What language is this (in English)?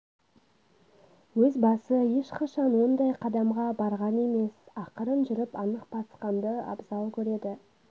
Kazakh